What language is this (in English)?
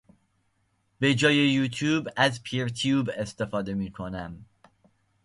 Persian